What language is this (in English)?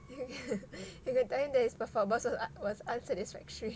English